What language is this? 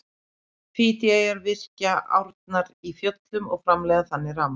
Icelandic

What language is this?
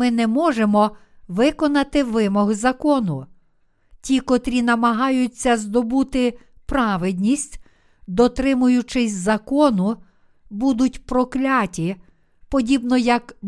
Ukrainian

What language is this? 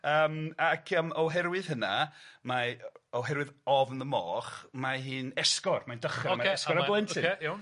Welsh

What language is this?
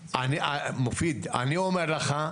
Hebrew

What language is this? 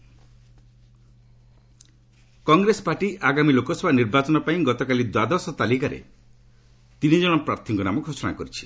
Odia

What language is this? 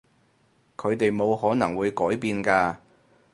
Cantonese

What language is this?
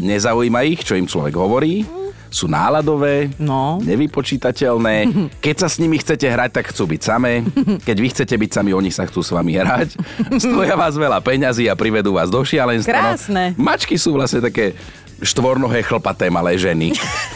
Slovak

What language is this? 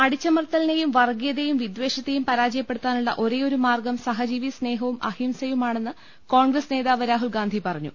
Malayalam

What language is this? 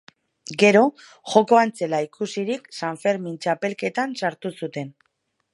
Basque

